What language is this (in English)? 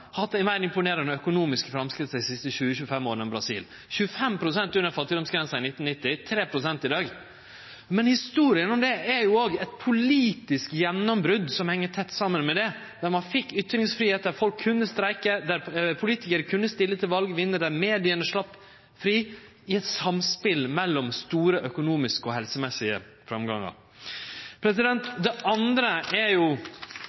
Norwegian Nynorsk